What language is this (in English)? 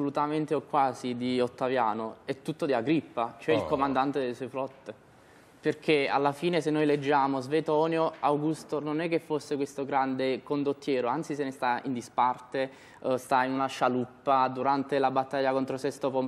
Italian